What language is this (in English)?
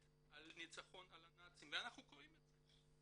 Hebrew